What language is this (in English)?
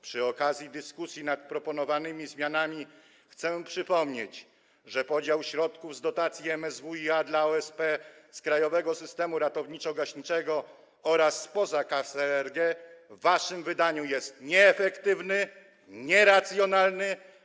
Polish